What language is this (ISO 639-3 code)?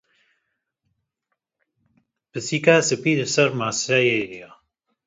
kur